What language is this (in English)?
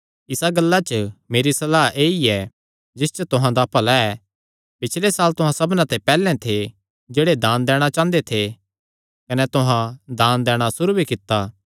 Kangri